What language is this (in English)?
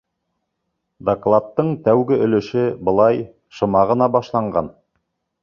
Bashkir